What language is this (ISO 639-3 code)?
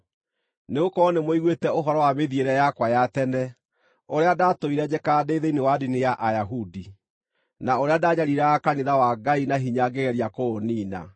kik